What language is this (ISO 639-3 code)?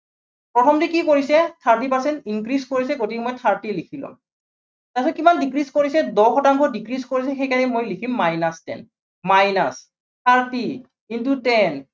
asm